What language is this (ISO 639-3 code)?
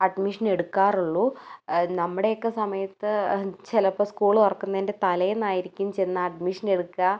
mal